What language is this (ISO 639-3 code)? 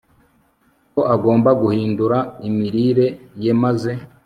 kin